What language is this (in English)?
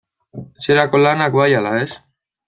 Basque